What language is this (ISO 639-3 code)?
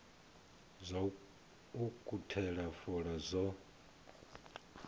ven